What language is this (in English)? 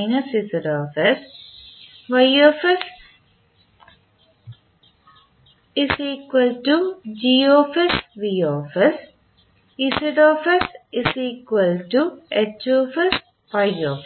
Malayalam